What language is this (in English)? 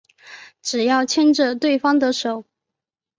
Chinese